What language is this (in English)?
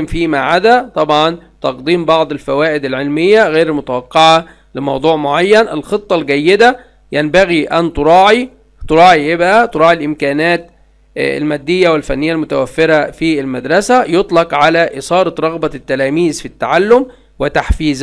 Arabic